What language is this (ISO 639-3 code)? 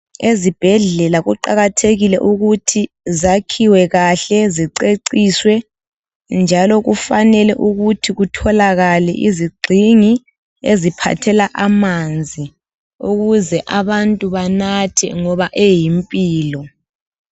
nde